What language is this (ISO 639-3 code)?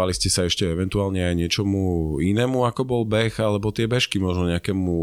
slk